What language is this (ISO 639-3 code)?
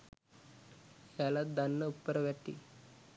sin